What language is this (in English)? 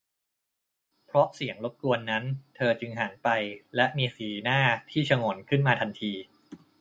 Thai